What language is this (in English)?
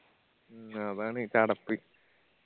Malayalam